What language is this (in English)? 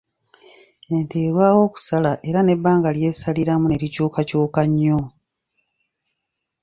Ganda